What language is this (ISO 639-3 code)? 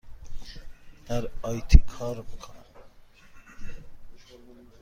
fas